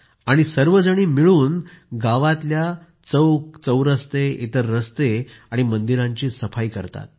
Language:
Marathi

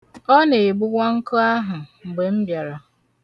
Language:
Igbo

